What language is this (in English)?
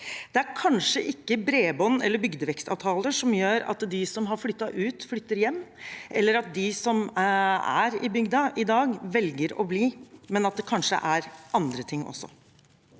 Norwegian